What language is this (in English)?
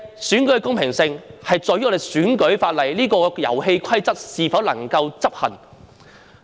Cantonese